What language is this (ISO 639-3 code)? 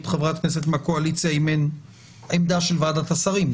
heb